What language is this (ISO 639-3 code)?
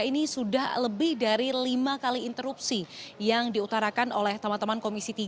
ind